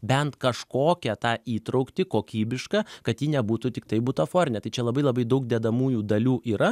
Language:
Lithuanian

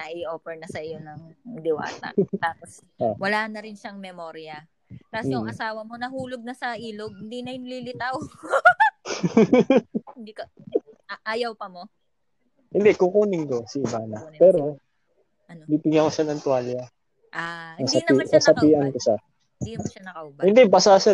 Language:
Filipino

